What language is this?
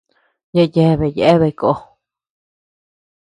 Tepeuxila Cuicatec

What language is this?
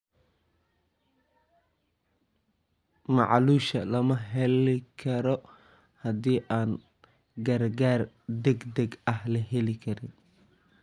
Somali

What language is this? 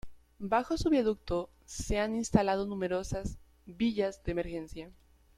Spanish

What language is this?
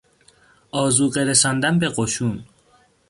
Persian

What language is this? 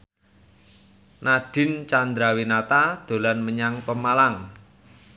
Javanese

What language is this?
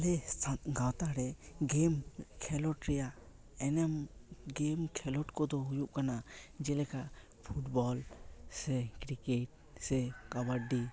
Santali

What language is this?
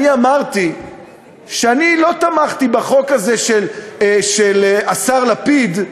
Hebrew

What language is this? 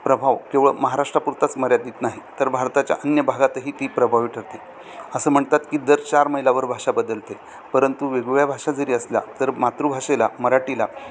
Marathi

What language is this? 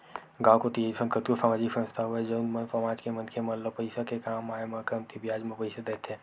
Chhattisgarhi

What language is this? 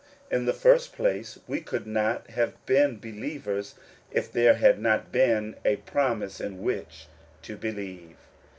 English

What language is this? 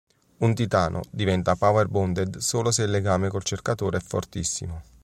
Italian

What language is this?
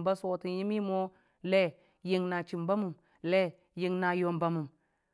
Dijim-Bwilim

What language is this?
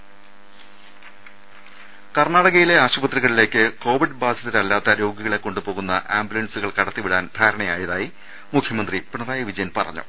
Malayalam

